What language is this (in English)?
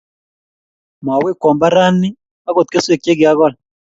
Kalenjin